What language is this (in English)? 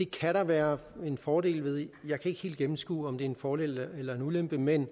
Danish